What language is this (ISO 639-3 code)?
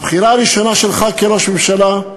heb